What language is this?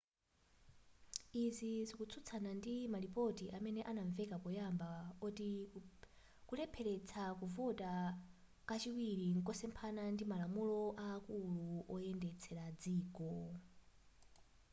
Nyanja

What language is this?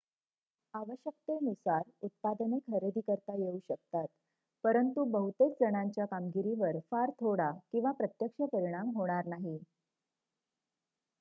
Marathi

